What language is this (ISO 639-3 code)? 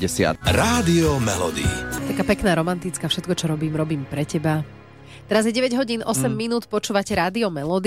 slk